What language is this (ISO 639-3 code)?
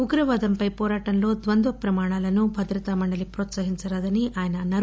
tel